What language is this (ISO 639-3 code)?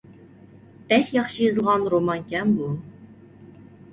uig